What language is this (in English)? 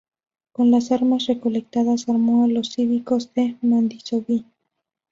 Spanish